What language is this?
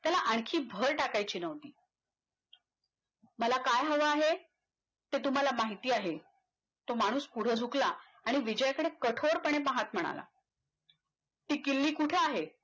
Marathi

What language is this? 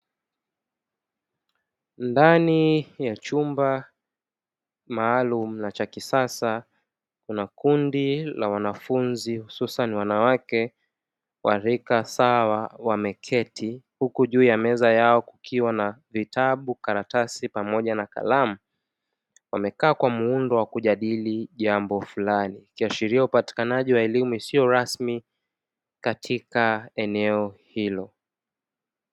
Swahili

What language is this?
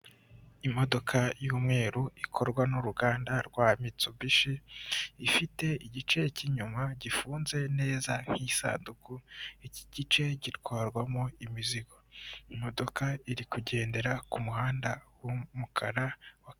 Kinyarwanda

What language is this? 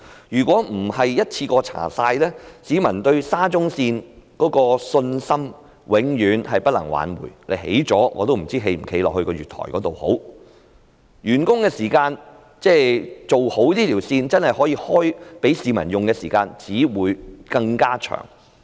Cantonese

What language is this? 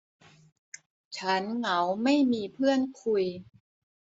Thai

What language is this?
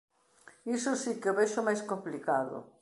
Galician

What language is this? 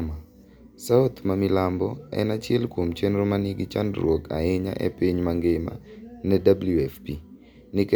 Luo (Kenya and Tanzania)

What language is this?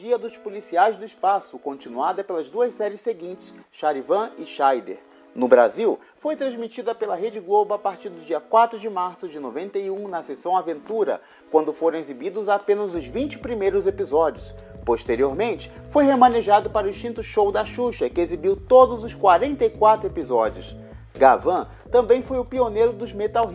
Portuguese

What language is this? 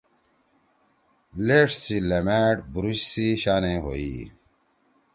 Torwali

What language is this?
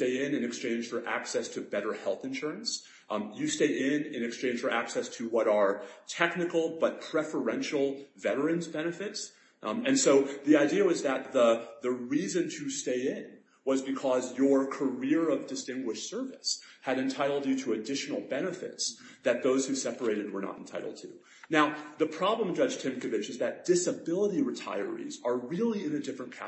English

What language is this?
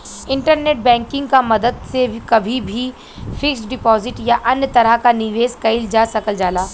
Bhojpuri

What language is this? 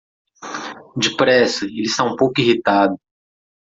Portuguese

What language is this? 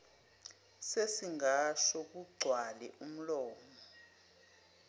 Zulu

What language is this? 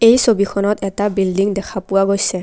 Assamese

